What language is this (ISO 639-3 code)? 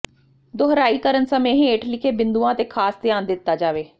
pan